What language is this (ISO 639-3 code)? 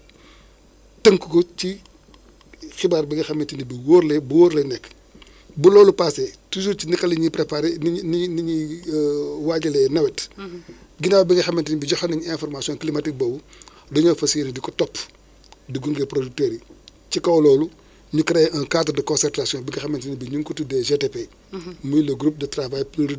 wol